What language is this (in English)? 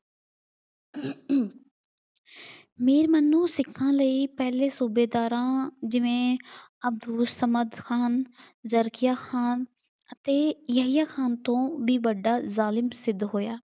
Punjabi